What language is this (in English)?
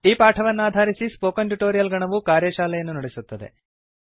Kannada